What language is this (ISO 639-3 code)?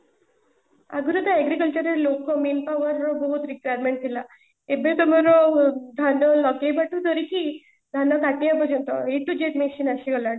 ori